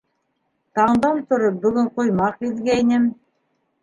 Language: Bashkir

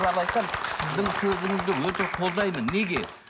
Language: Kazakh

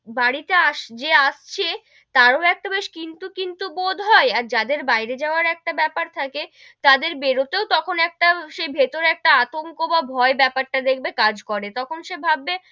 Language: Bangla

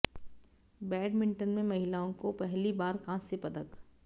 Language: Hindi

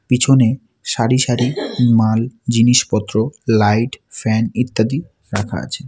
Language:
Bangla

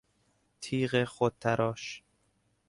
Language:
Persian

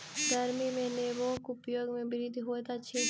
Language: Maithili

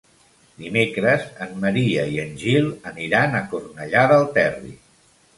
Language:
Catalan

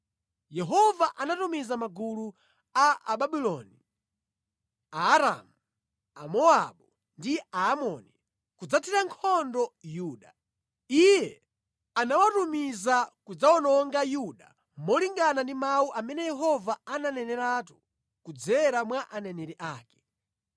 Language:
Nyanja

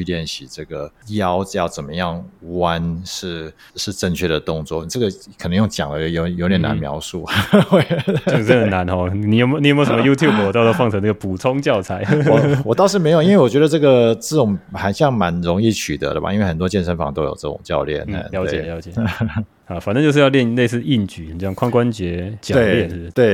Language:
Chinese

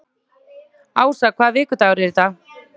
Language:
Icelandic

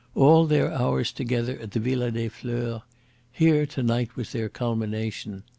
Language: English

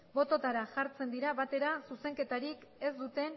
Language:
Basque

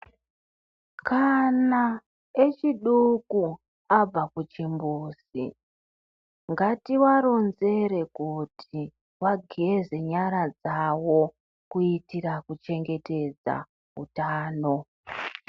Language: Ndau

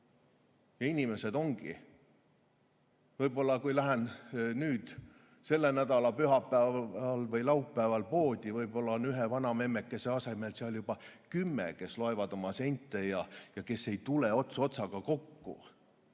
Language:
Estonian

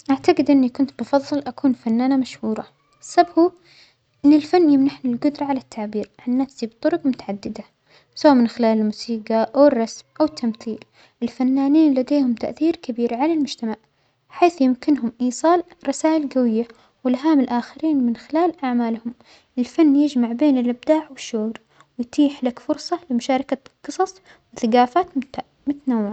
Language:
Omani Arabic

